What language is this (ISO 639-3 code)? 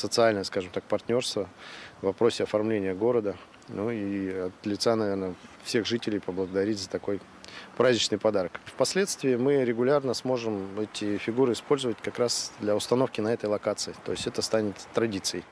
rus